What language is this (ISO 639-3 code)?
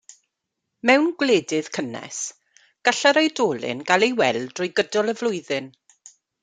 cym